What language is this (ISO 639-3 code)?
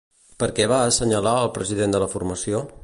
cat